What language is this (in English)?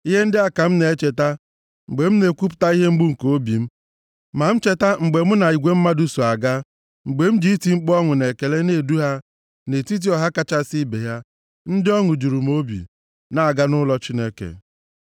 Igbo